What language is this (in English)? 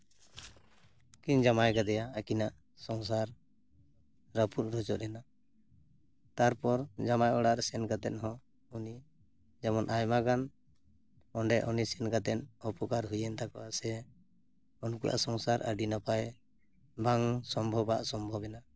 Santali